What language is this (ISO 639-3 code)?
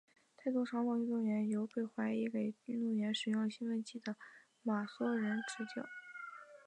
zho